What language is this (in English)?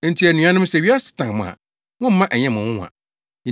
Akan